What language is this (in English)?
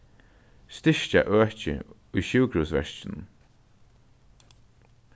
Faroese